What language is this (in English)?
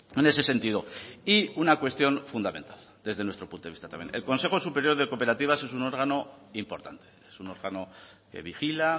Spanish